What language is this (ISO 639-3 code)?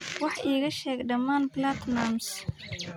som